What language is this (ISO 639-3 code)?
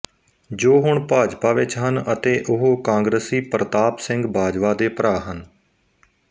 pan